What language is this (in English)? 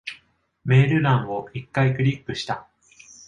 Japanese